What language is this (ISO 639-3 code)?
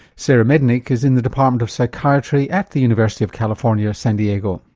eng